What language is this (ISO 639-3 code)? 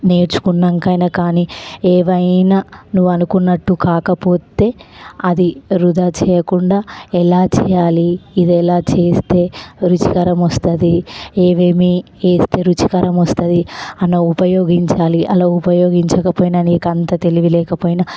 tel